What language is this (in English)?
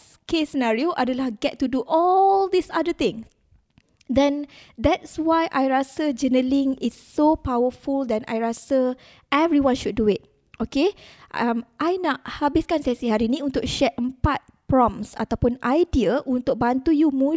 Malay